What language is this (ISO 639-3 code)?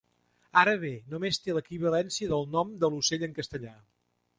cat